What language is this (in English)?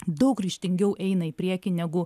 Lithuanian